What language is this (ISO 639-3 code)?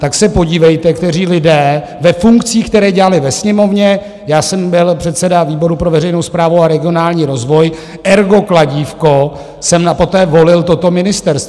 ces